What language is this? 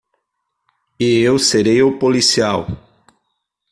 Portuguese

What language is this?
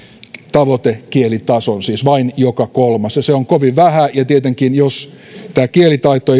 Finnish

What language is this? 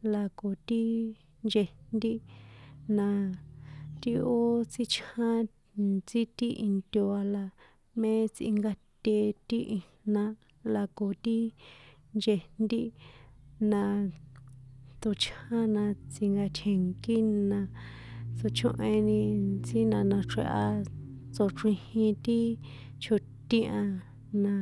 San Juan Atzingo Popoloca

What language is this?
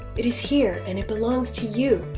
English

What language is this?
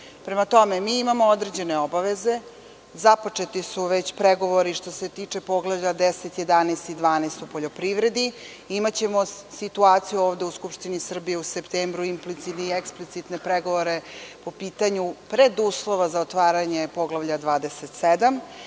Serbian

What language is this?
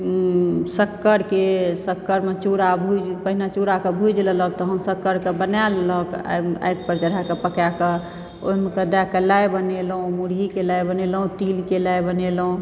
Maithili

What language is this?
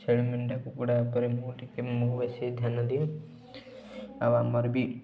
Odia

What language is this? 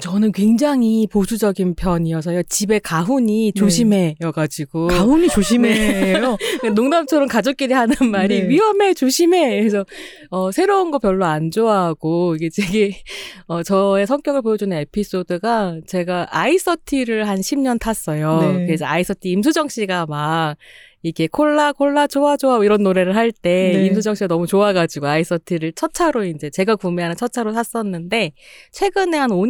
Korean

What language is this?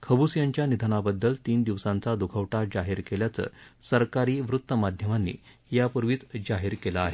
Marathi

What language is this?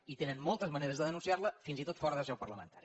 Catalan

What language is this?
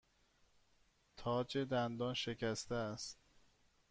Persian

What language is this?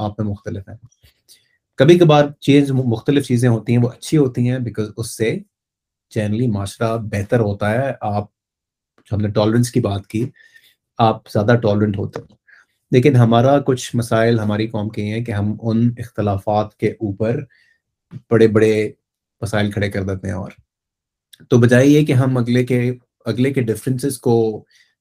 Urdu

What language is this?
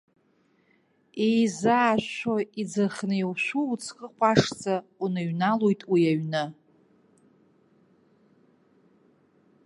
Abkhazian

